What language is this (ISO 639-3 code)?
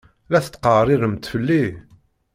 kab